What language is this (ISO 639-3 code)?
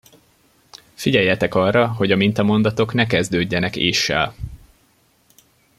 hun